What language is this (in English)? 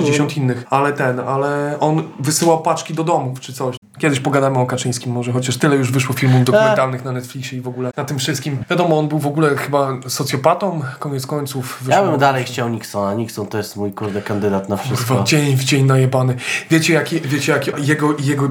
Polish